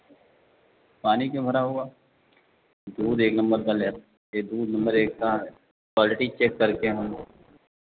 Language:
Hindi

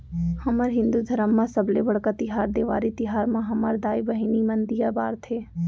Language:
Chhattisgarhi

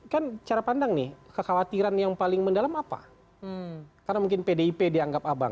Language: Indonesian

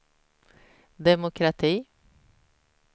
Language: Swedish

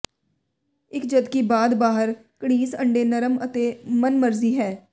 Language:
Punjabi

